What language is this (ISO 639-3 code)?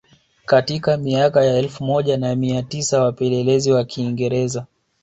swa